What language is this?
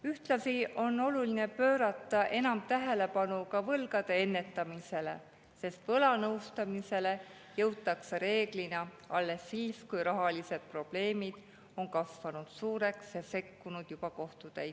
Estonian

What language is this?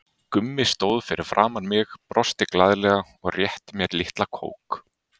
Icelandic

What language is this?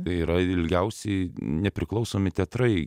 Lithuanian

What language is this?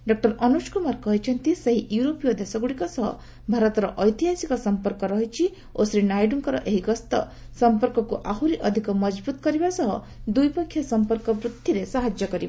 Odia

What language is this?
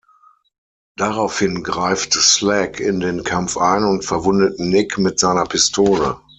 German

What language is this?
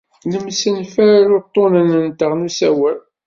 Kabyle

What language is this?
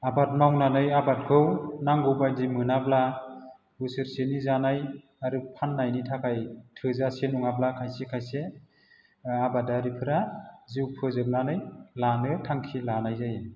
Bodo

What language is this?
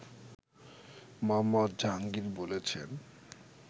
Bangla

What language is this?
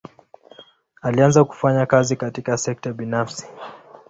Swahili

